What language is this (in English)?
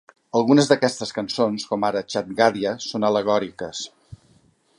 Catalan